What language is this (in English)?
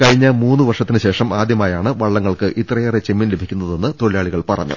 Malayalam